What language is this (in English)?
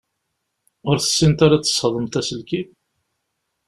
Kabyle